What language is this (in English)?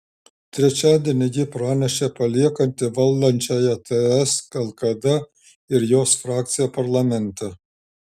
Lithuanian